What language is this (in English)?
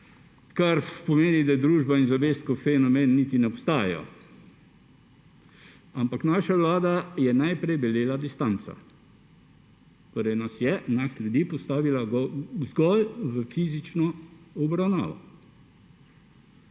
Slovenian